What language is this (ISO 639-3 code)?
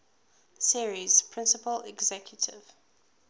eng